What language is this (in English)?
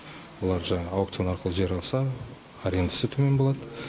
Kazakh